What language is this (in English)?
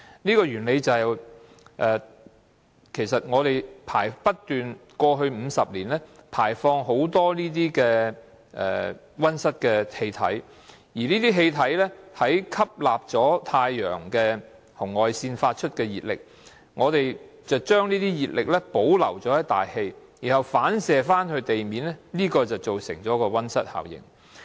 Cantonese